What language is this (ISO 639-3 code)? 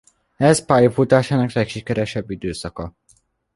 hun